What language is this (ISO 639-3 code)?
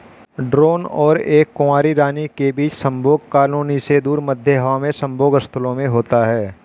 hin